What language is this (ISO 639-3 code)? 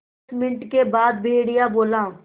hin